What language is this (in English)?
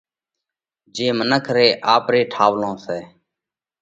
Parkari Koli